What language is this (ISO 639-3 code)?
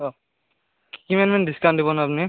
asm